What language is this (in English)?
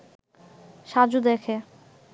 Bangla